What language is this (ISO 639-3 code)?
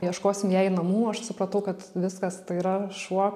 lit